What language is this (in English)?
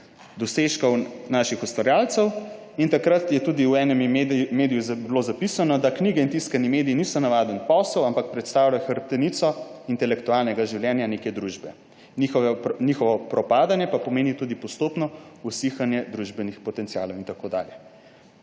Slovenian